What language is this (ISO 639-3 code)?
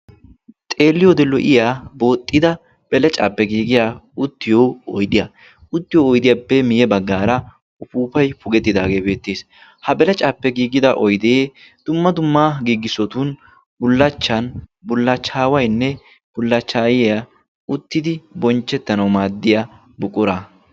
wal